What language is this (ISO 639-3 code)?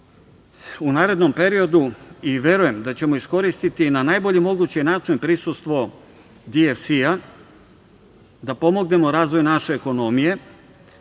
srp